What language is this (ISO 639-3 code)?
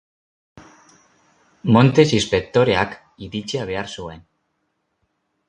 eus